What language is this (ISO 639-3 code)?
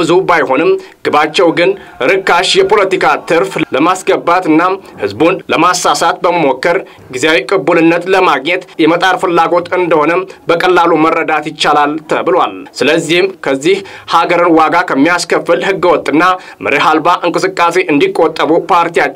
ron